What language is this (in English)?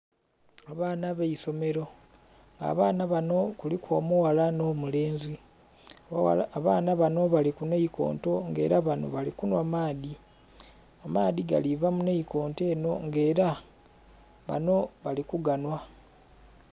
Soga